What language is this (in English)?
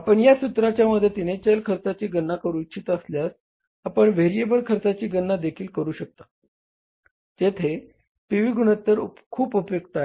Marathi